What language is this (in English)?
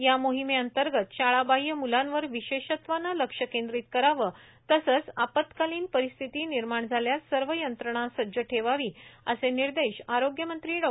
Marathi